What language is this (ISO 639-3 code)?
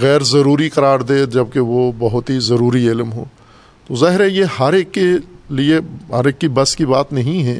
urd